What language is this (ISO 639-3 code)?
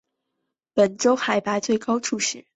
zho